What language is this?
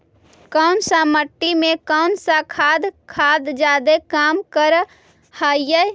Magahi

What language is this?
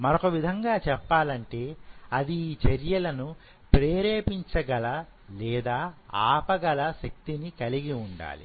Telugu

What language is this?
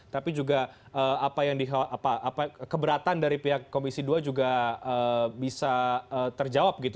Indonesian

